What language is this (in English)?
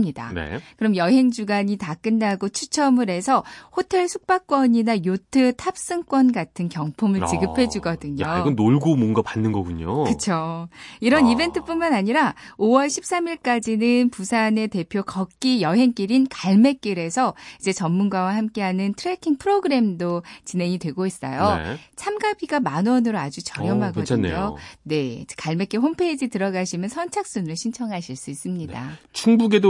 Korean